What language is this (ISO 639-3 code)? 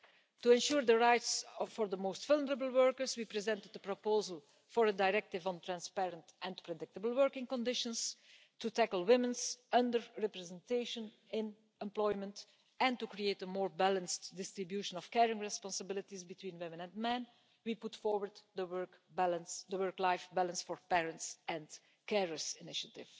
eng